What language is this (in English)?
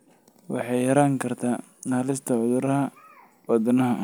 Somali